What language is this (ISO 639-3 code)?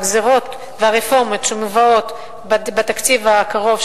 heb